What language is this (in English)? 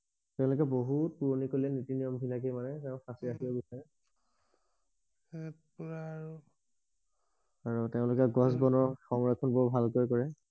Assamese